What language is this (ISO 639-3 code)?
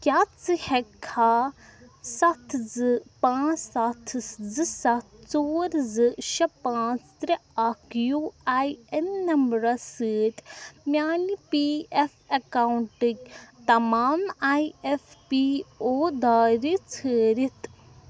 kas